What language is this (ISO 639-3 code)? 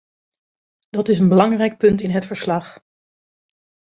nld